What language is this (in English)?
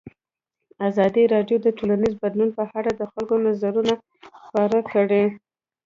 Pashto